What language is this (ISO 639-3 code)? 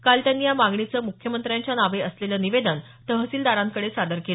mar